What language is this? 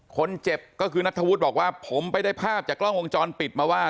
Thai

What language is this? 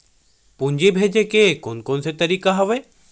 Chhattisgarhi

